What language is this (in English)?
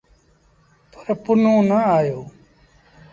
Sindhi Bhil